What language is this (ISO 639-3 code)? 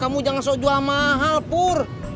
ind